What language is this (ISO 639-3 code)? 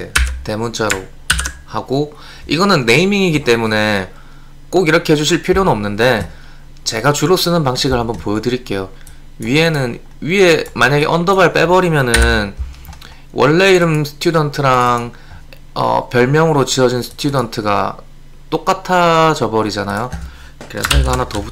kor